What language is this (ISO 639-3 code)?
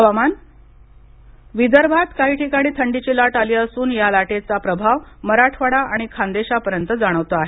mar